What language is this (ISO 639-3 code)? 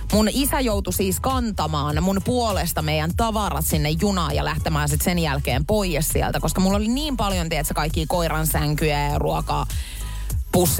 fin